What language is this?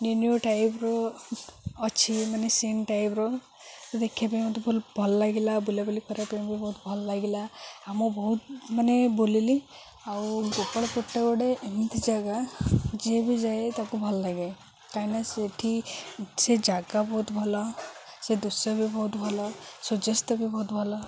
Odia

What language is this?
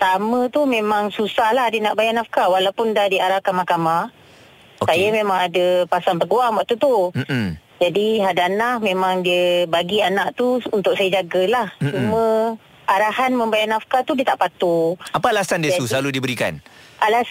Malay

